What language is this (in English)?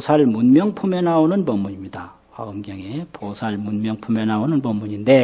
Korean